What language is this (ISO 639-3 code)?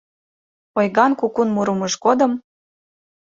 chm